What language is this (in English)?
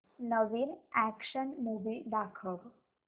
Marathi